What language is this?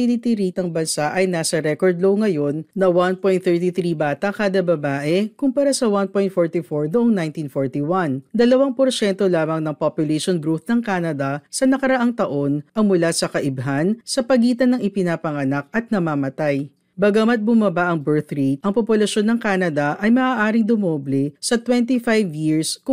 Filipino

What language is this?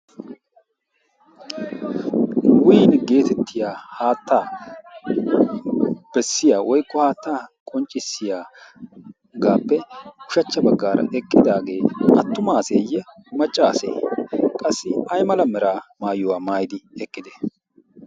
Wolaytta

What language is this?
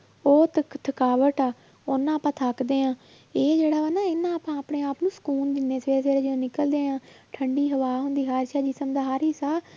Punjabi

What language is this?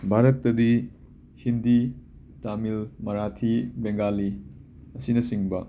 Manipuri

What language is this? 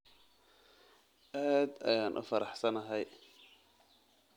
Somali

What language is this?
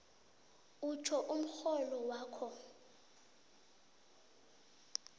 South Ndebele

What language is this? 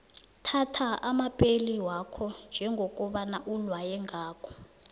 South Ndebele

